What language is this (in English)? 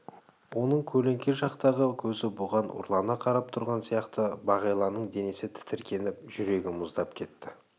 Kazakh